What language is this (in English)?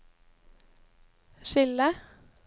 Norwegian